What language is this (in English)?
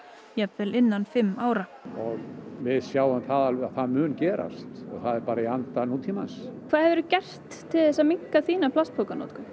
Icelandic